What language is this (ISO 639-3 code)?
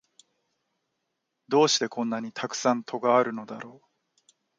jpn